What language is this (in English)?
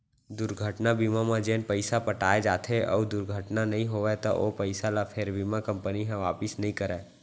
Chhattisgarhi